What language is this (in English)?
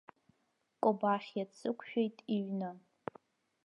Abkhazian